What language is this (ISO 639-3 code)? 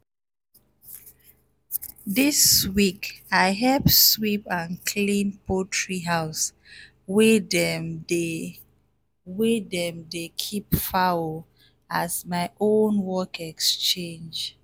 pcm